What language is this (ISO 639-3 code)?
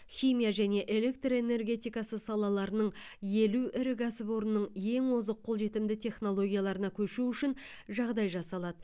kaz